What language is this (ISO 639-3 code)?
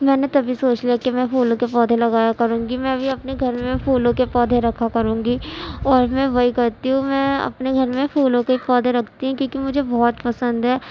urd